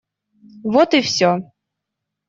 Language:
Russian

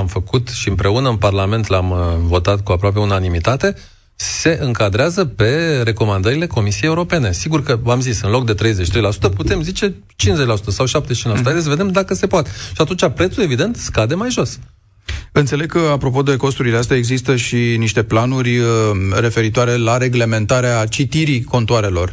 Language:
Romanian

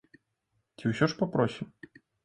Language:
Belarusian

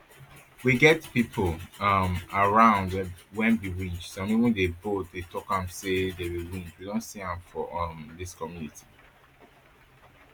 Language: Nigerian Pidgin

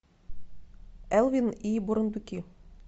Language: Russian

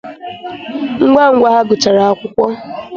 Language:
Igbo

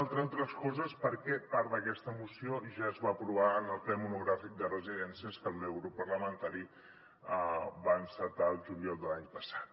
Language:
Catalan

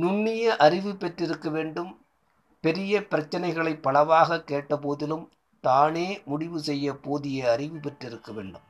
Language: Tamil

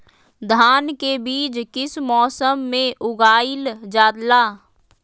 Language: Magahi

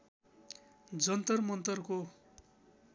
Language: Nepali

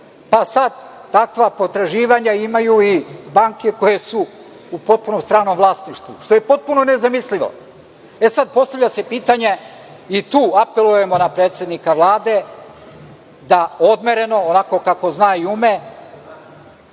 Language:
Serbian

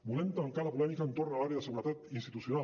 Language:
Catalan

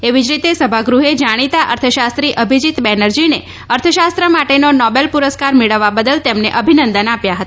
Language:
Gujarati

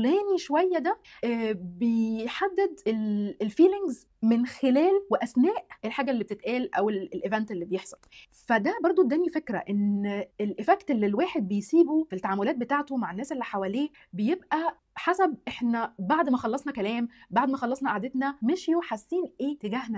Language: Arabic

